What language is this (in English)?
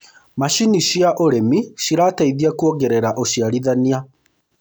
Kikuyu